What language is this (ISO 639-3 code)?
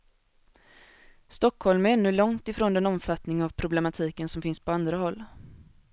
swe